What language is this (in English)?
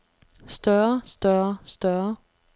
Danish